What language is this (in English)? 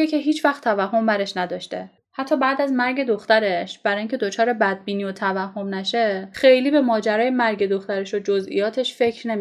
Persian